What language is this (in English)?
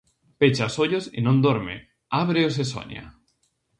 Galician